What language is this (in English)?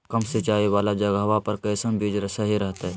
Magahi